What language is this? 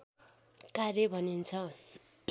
Nepali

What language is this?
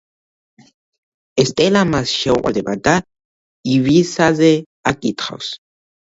Georgian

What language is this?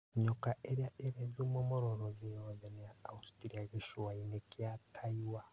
Kikuyu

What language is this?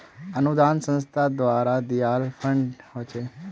Magahi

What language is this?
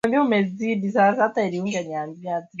Swahili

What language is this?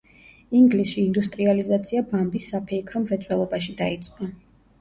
Georgian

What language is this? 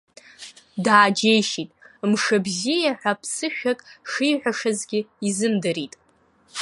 Abkhazian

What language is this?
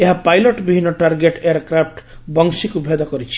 Odia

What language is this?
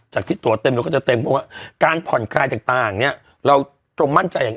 Thai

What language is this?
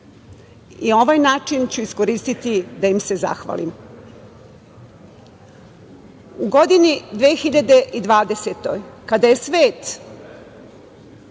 Serbian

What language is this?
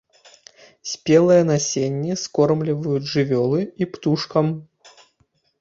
Belarusian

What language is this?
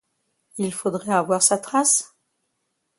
French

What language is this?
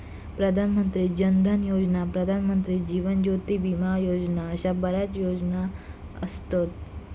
Marathi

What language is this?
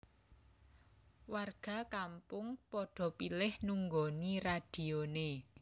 Javanese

